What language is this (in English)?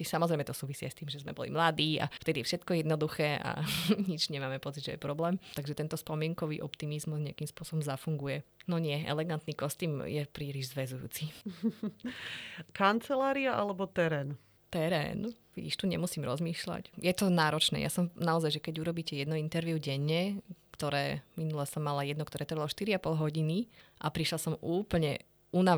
Slovak